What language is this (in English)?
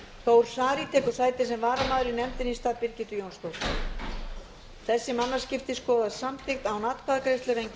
Icelandic